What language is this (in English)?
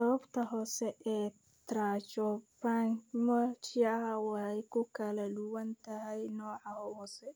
Somali